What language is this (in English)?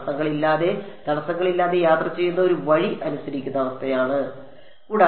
Malayalam